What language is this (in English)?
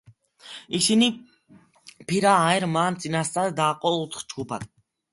Georgian